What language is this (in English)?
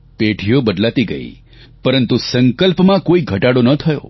Gujarati